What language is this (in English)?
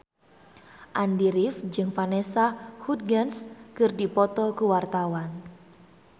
Sundanese